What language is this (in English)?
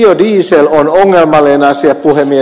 Finnish